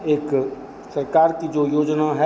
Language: Hindi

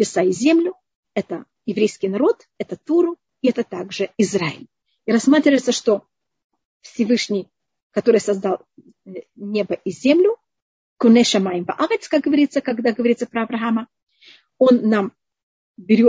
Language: Russian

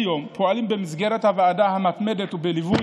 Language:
Hebrew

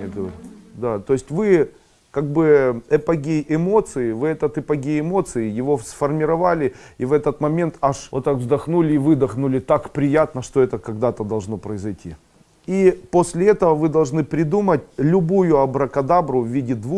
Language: Russian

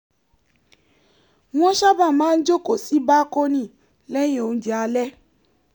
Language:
Yoruba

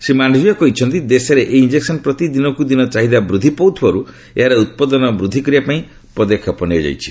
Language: Odia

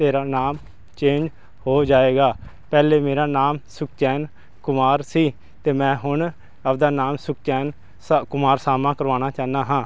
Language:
Punjabi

